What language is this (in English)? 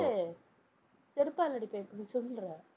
Tamil